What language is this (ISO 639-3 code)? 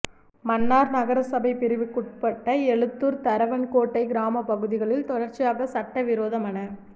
tam